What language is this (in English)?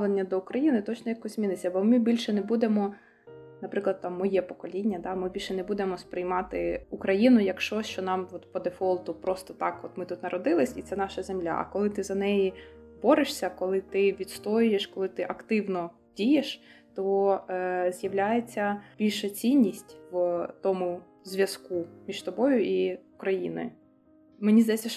Ukrainian